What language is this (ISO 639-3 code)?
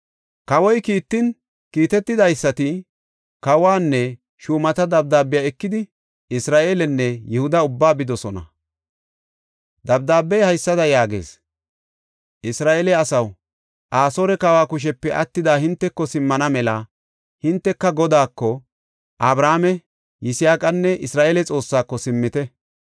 gof